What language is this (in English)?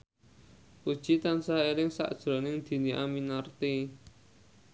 Javanese